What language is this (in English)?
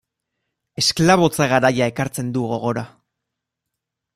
Basque